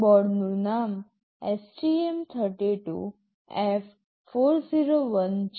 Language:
Gujarati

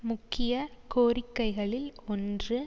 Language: Tamil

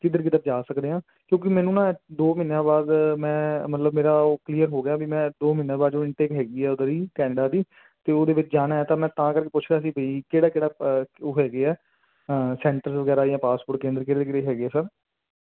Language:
Punjabi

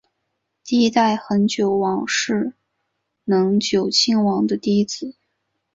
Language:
Chinese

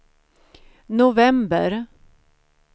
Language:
Swedish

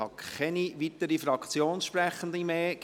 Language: Swiss German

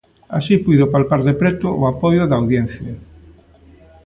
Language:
Galician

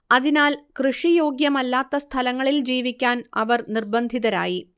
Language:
Malayalam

